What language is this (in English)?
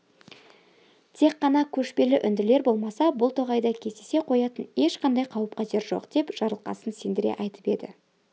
Kazakh